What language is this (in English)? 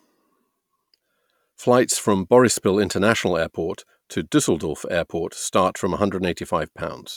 English